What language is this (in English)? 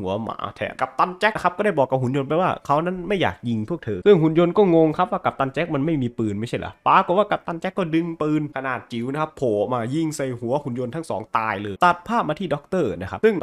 Thai